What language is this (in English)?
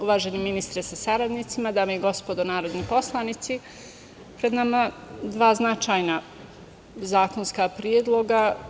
Serbian